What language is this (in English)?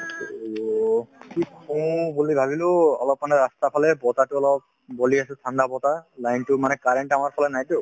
Assamese